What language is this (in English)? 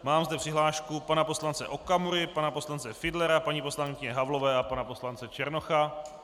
Czech